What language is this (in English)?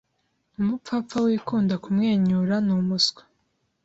Kinyarwanda